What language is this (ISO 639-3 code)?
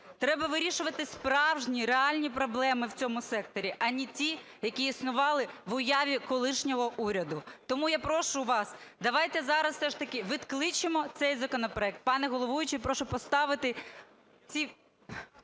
ukr